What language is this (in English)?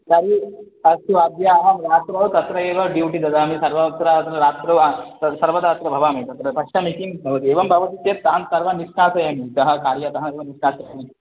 Sanskrit